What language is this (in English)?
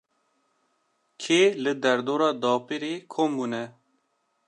Kurdish